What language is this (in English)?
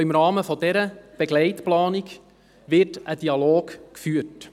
Swiss German